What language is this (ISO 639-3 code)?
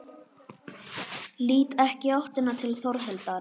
isl